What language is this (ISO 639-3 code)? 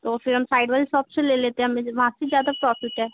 hin